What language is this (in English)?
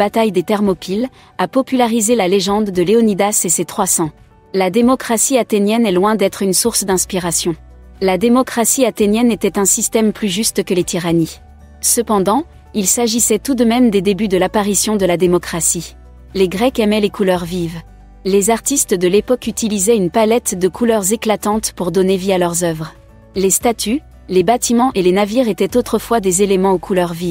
French